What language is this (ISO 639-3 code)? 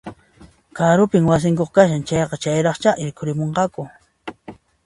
qxp